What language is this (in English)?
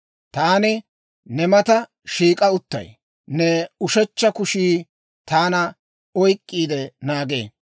Dawro